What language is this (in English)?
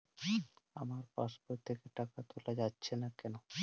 Bangla